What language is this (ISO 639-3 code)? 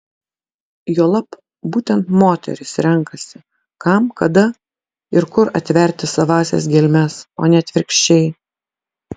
lit